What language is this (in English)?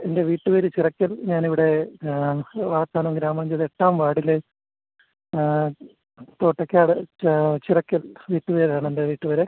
Malayalam